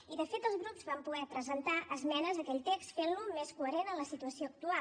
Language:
Catalan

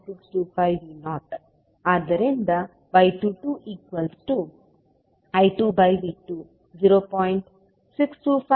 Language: Kannada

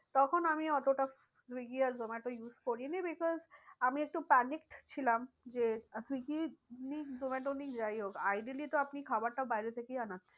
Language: Bangla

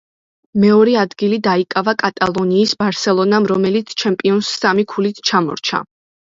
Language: Georgian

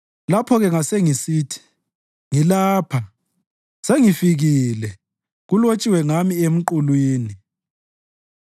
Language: North Ndebele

